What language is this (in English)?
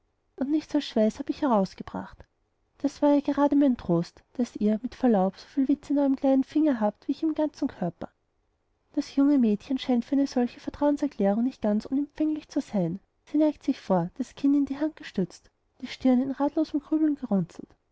German